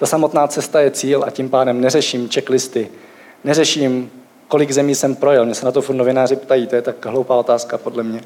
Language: Czech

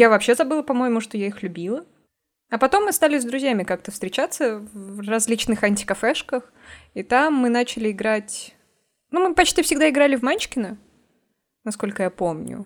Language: Russian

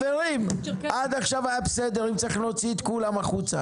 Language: Hebrew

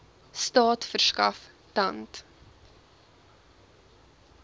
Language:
Afrikaans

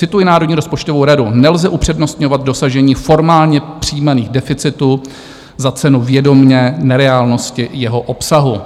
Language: Czech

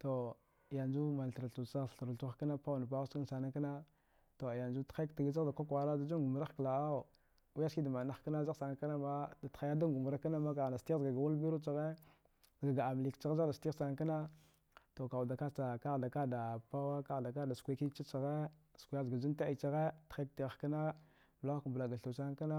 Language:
Dghwede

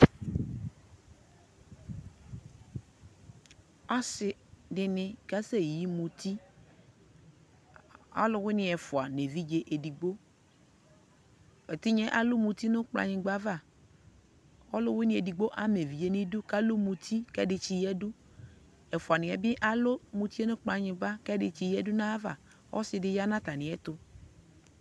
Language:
Ikposo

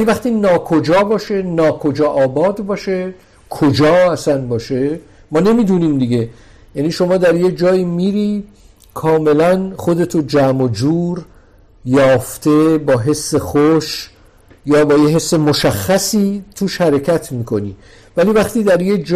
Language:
Persian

